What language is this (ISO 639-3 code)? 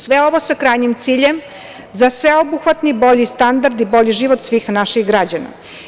srp